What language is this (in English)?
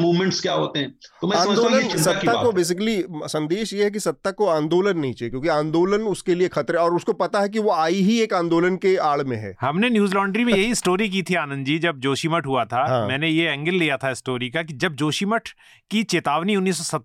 Hindi